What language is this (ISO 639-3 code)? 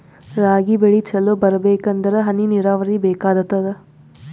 kan